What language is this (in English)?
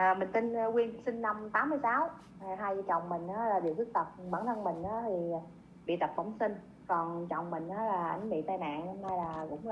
Vietnamese